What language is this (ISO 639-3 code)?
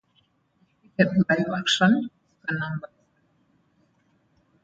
eng